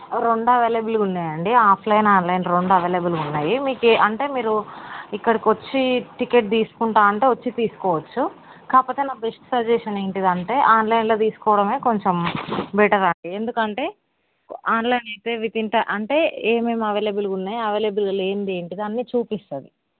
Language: Telugu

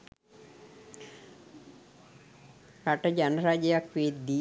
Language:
Sinhala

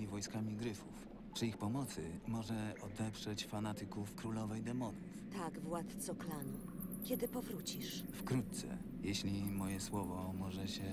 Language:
Polish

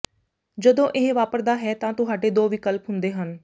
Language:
Punjabi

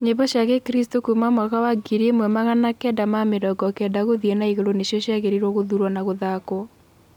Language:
Kikuyu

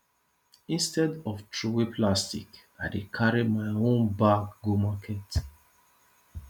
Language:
Nigerian Pidgin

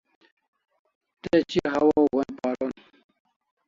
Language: Kalasha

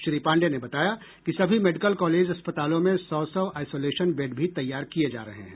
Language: Hindi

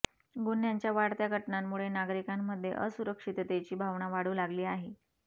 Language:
Marathi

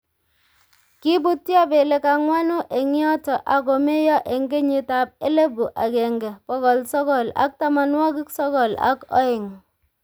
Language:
Kalenjin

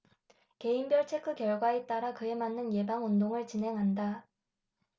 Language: Korean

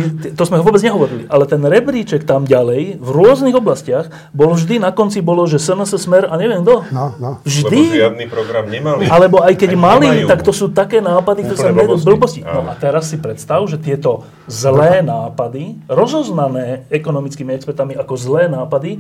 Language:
Slovak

